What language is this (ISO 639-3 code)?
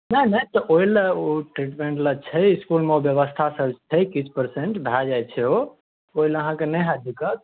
mai